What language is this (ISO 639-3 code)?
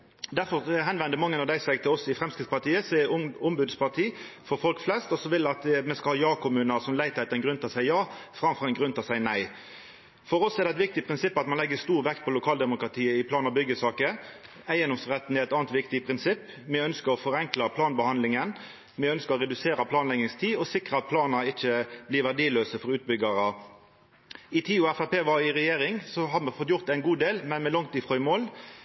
nno